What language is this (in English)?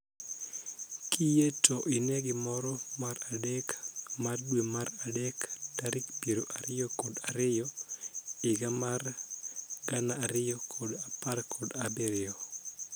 Luo (Kenya and Tanzania)